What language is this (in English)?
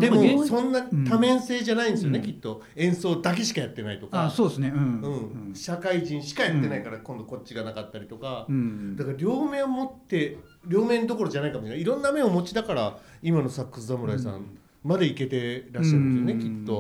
Japanese